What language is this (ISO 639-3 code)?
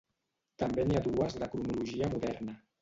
cat